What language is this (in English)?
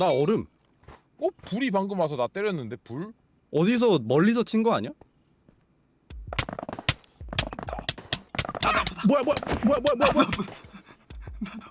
Korean